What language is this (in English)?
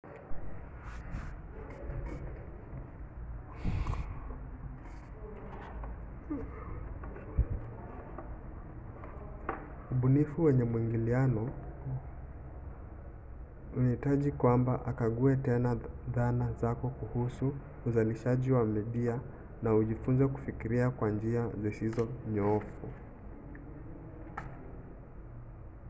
Swahili